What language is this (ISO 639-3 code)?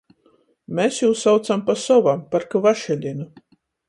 ltg